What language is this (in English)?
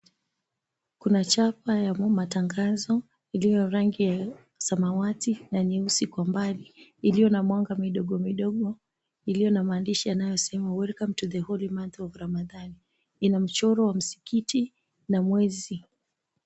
Swahili